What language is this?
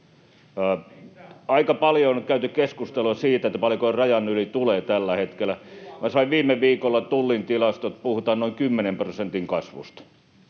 Finnish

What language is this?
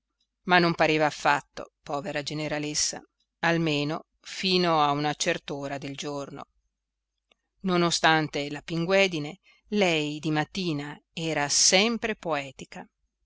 Italian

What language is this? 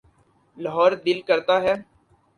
Urdu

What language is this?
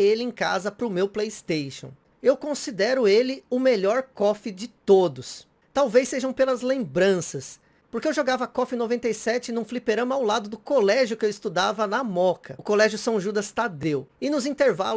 Portuguese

